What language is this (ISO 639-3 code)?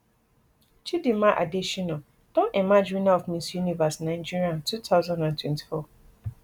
pcm